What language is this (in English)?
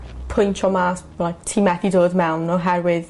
Welsh